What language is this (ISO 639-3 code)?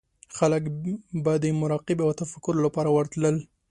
pus